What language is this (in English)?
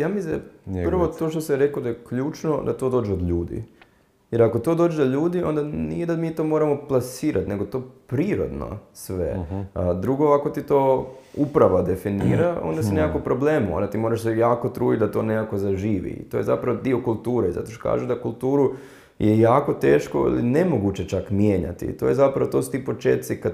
Croatian